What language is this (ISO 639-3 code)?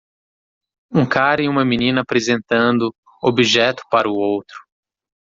por